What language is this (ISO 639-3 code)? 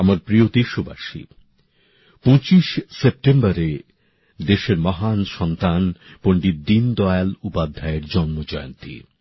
ben